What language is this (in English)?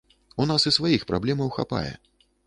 Belarusian